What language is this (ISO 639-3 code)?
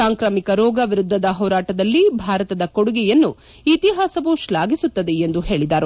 kan